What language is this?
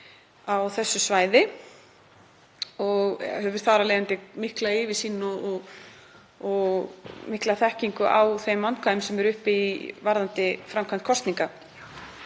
Icelandic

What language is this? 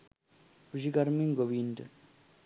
Sinhala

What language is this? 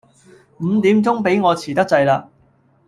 Cantonese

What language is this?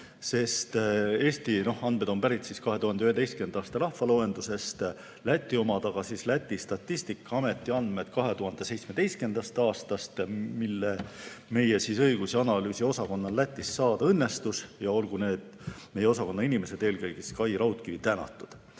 Estonian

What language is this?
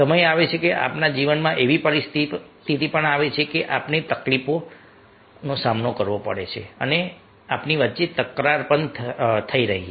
Gujarati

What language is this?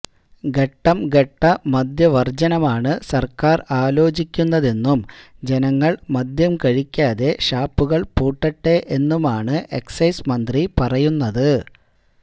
Malayalam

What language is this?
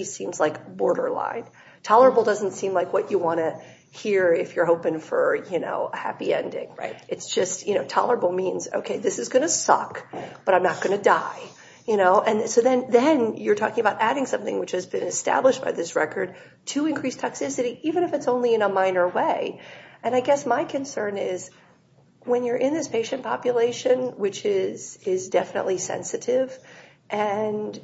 English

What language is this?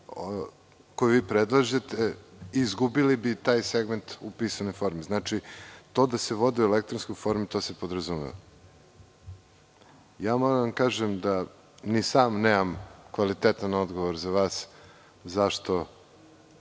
Serbian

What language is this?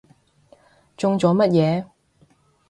Cantonese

